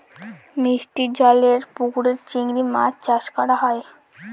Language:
Bangla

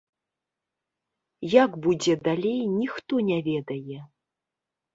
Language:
Belarusian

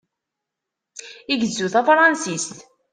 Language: Kabyle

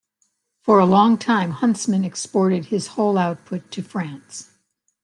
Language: English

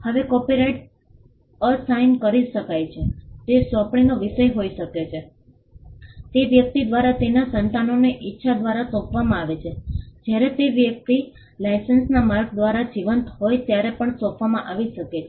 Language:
Gujarati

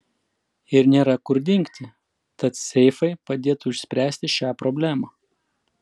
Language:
Lithuanian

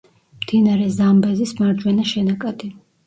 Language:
Georgian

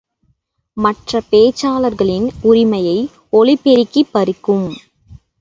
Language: Tamil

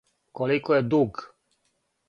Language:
Serbian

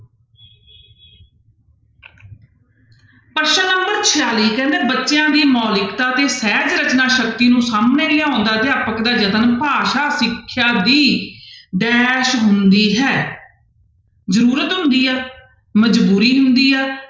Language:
Punjabi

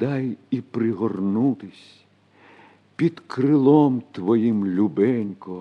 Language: Ukrainian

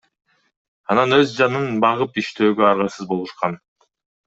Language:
Kyrgyz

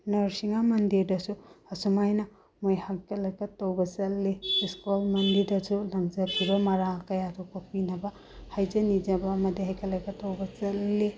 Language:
Manipuri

